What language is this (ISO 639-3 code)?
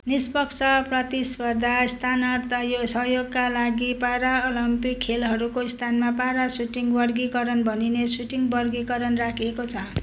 nep